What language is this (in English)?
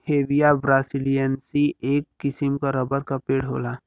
Bhojpuri